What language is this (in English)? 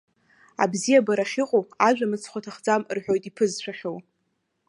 Abkhazian